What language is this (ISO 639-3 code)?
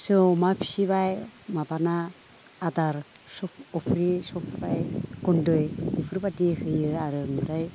brx